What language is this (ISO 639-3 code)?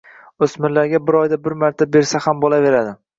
uzb